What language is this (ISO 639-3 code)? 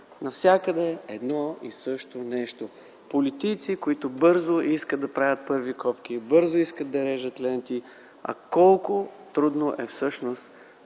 bul